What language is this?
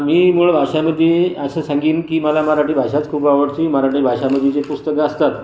Marathi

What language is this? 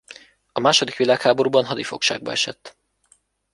Hungarian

